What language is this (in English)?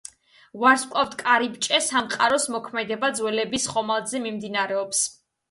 Georgian